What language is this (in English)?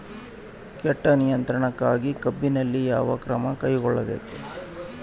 Kannada